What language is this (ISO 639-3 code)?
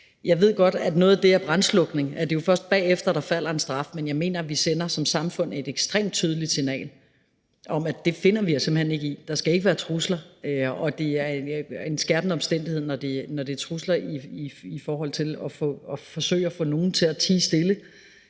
dan